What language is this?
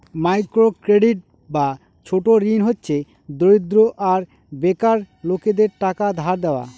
Bangla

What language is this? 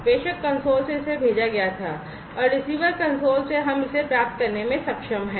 Hindi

